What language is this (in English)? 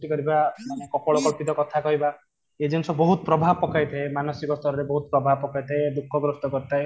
Odia